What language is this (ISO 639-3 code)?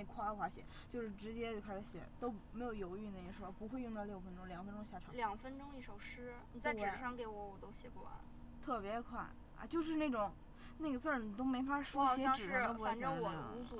zho